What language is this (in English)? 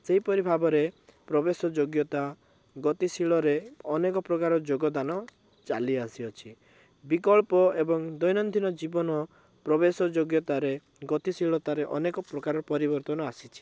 Odia